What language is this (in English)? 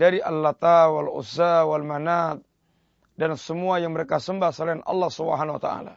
Malay